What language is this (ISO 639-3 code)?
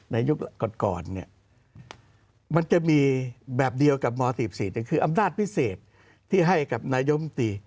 tha